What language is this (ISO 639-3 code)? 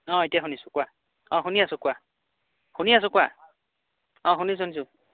asm